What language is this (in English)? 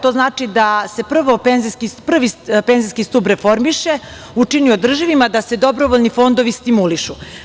Serbian